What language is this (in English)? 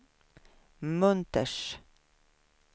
Swedish